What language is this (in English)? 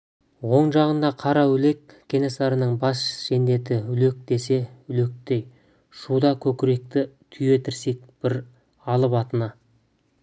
Kazakh